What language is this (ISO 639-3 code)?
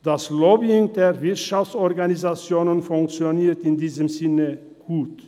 gsw